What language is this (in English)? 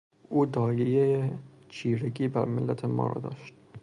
Persian